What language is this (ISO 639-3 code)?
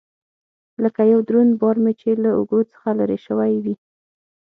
pus